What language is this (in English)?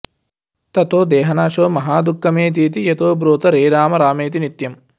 Sanskrit